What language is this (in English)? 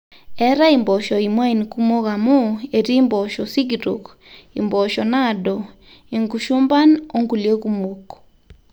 Masai